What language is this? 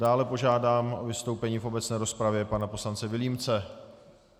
Czech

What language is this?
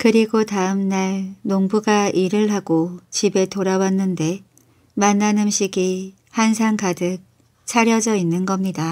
Korean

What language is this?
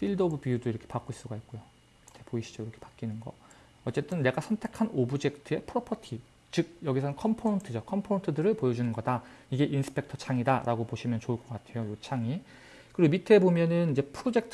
Korean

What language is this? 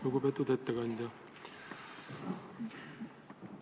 Estonian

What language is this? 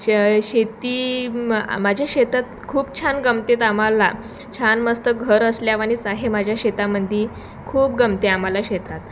Marathi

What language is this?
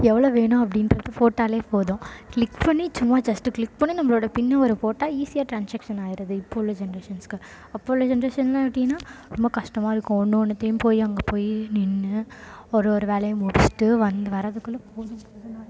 Tamil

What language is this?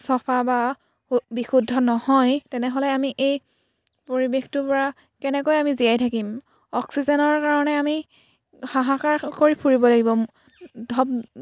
Assamese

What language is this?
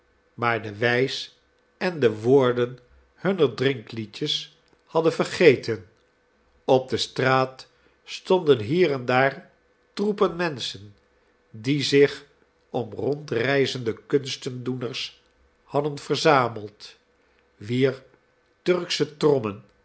Dutch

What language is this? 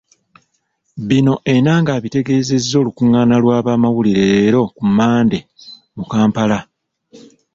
Ganda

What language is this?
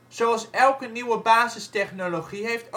Dutch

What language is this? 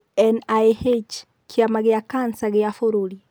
Kikuyu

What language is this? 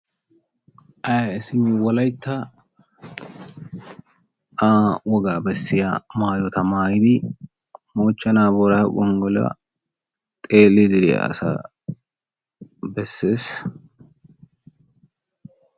Wolaytta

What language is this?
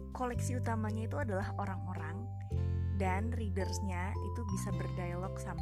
Indonesian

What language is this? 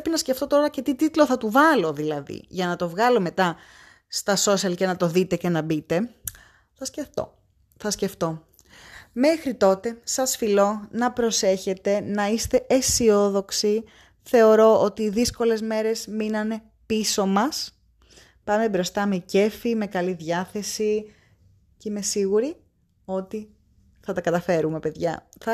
Greek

